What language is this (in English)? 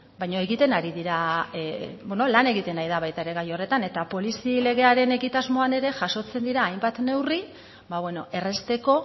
Basque